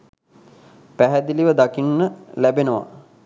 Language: Sinhala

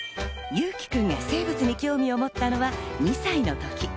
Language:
Japanese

